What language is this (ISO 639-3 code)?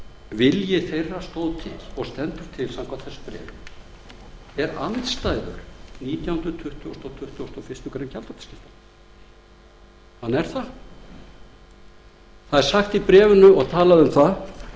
isl